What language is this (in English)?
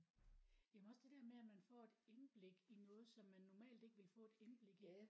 Danish